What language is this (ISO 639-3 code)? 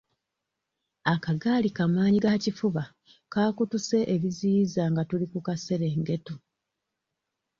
lug